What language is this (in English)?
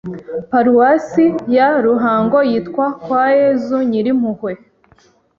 Kinyarwanda